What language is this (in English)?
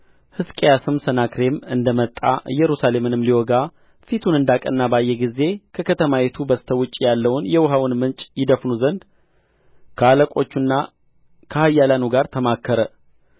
Amharic